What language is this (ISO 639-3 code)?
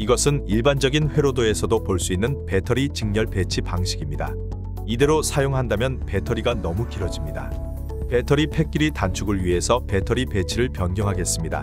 kor